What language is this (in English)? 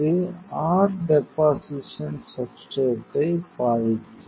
Tamil